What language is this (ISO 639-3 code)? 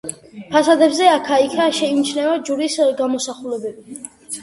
kat